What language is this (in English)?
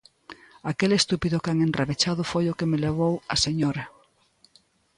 Galician